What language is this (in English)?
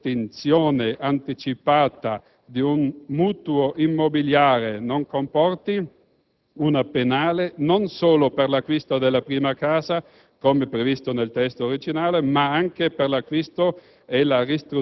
Italian